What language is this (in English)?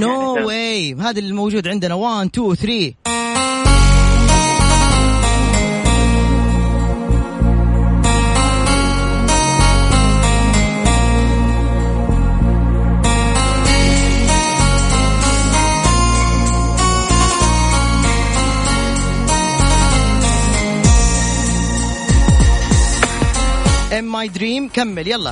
Arabic